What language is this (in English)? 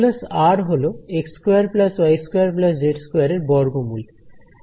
Bangla